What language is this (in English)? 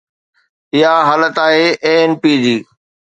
Sindhi